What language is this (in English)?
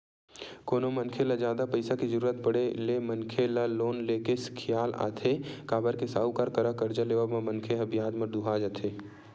Chhattisgarhi